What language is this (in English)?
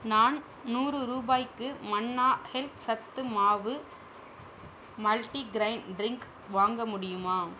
Tamil